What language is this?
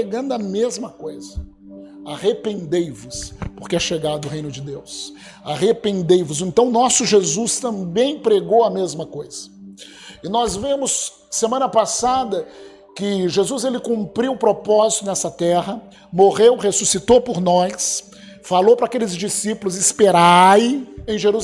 Portuguese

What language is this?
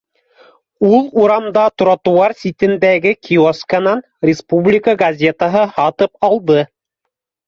Bashkir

